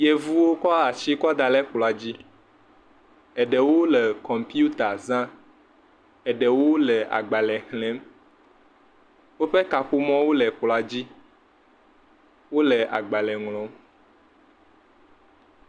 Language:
Ewe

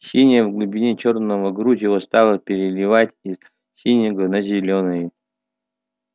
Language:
Russian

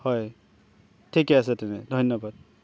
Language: Assamese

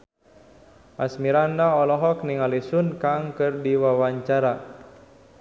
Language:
Sundanese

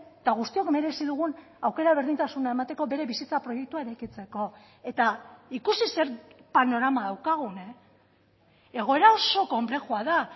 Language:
Basque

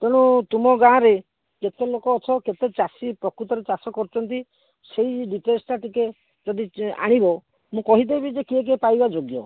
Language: Odia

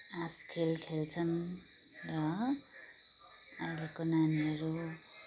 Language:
Nepali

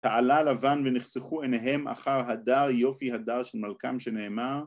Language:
Hebrew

